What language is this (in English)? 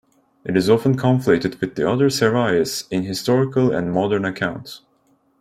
English